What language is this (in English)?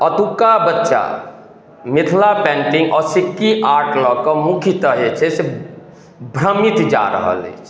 Maithili